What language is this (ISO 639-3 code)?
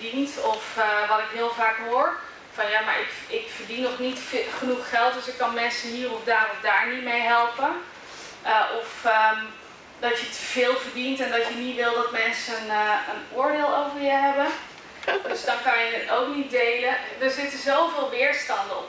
nld